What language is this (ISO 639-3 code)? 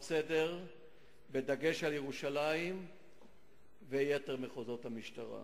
heb